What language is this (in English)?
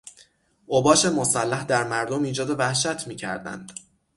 Persian